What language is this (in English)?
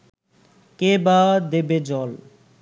Bangla